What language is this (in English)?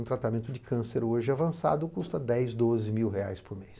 Portuguese